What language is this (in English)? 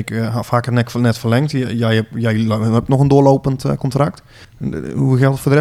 Dutch